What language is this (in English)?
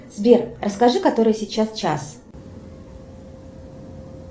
Russian